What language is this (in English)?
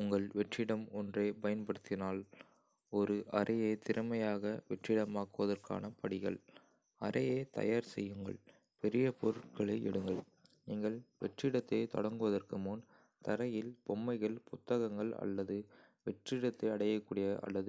Kota (India)